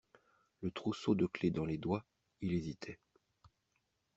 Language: French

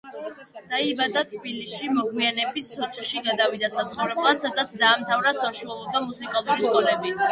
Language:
Georgian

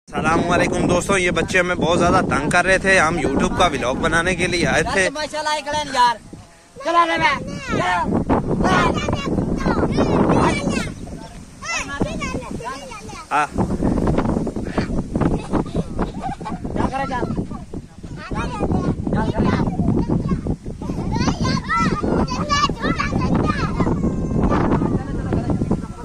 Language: Hindi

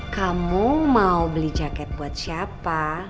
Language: Indonesian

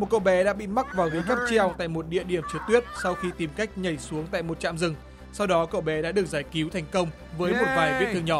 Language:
Vietnamese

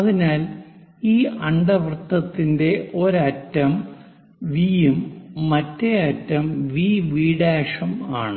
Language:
Malayalam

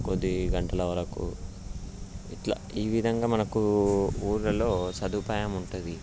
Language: Telugu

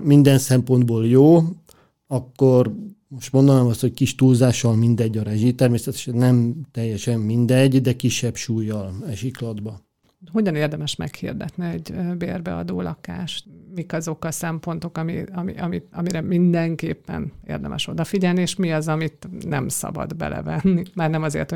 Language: Hungarian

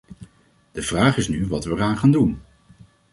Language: Dutch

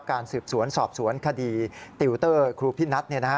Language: Thai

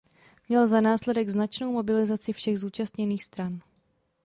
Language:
Czech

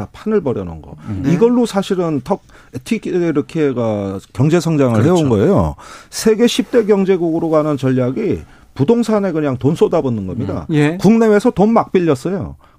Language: Korean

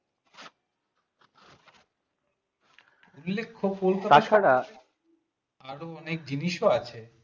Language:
Bangla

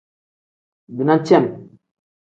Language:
Tem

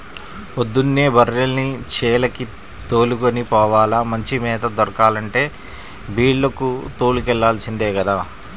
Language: Telugu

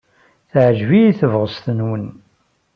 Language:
Kabyle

